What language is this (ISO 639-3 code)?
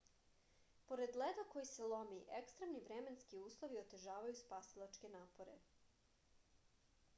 srp